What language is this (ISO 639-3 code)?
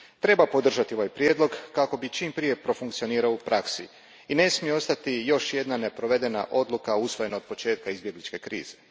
hrv